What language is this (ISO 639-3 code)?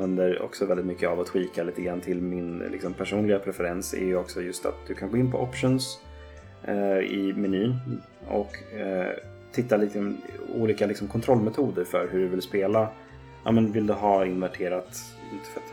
swe